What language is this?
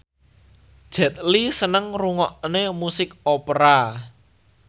Javanese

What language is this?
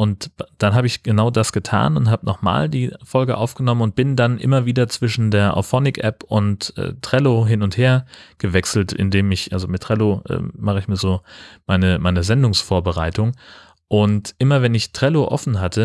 German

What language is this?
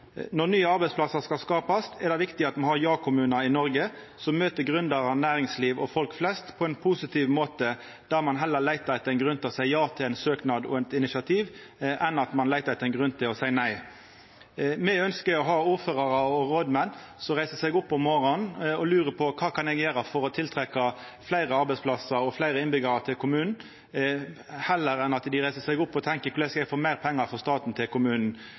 Norwegian Nynorsk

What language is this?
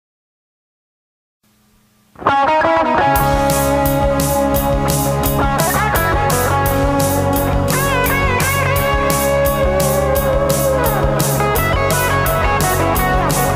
Greek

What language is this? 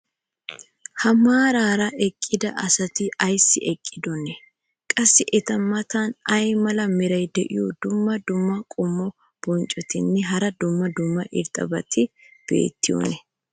Wolaytta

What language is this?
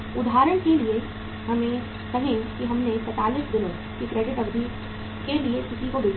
Hindi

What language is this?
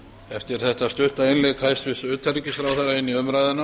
Icelandic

